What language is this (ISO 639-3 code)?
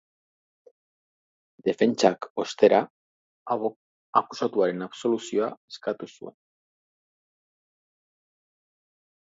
eus